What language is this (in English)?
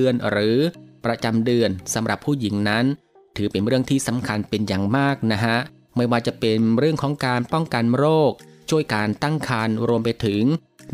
Thai